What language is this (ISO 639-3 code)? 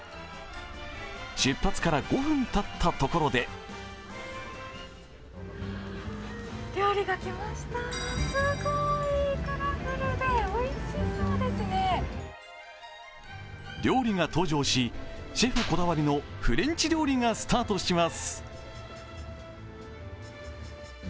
jpn